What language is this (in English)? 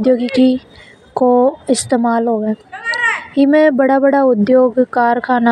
Hadothi